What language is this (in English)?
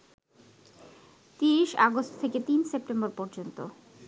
Bangla